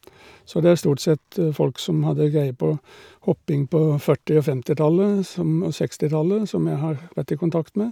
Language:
Norwegian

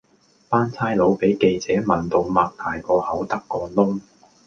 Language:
Cantonese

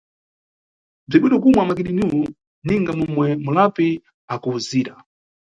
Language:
Nyungwe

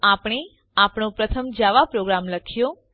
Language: Gujarati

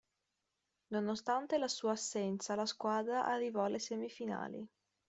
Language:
Italian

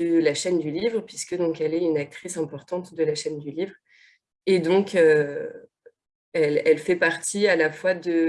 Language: French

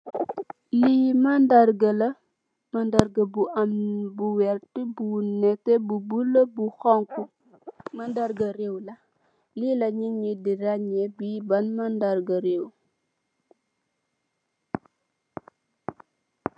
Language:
Wolof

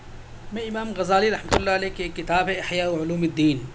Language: Urdu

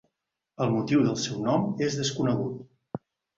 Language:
Catalan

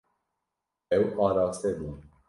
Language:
Kurdish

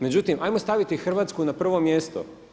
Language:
Croatian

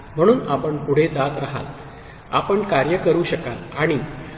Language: Marathi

